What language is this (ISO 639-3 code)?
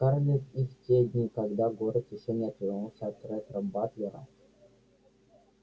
rus